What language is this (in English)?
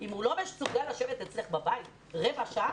Hebrew